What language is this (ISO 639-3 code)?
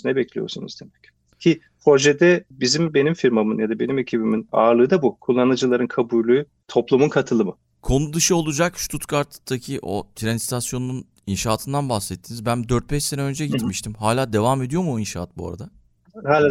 tur